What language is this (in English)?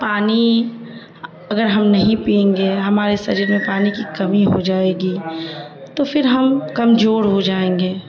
Urdu